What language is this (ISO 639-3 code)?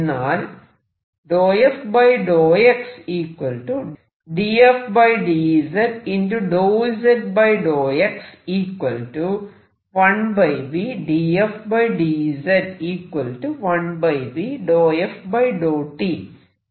mal